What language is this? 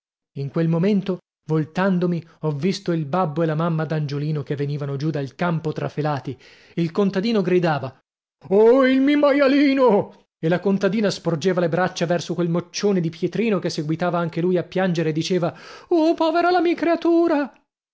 Italian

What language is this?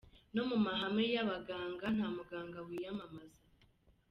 Kinyarwanda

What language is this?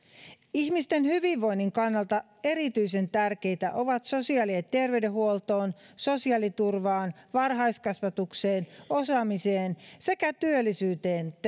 Finnish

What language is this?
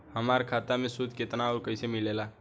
Bhojpuri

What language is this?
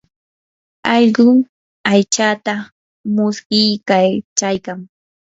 Yanahuanca Pasco Quechua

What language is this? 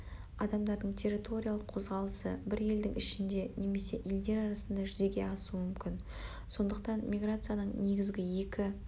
Kazakh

